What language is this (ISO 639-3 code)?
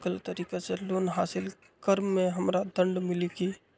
mag